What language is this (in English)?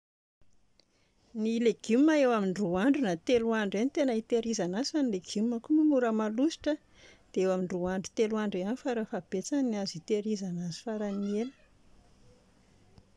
Malagasy